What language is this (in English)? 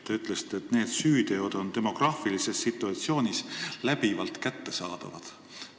Estonian